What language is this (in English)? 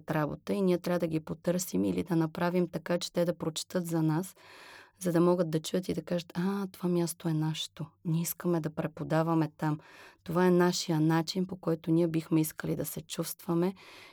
Bulgarian